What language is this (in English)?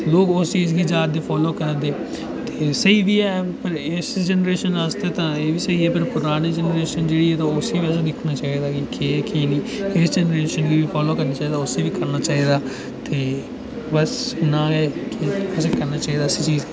Dogri